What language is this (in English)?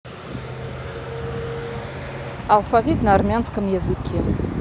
Russian